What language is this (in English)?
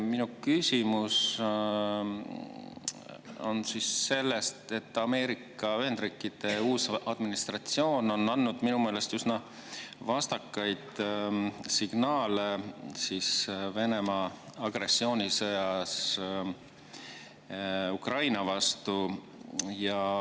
Estonian